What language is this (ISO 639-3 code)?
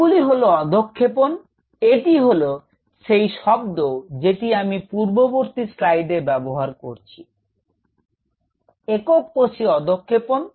ben